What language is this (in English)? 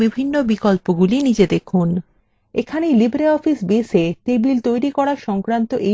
Bangla